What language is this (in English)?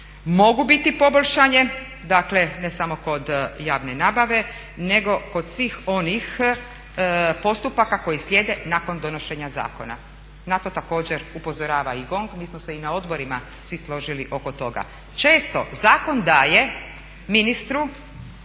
Croatian